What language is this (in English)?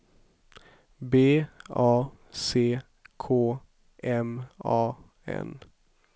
Swedish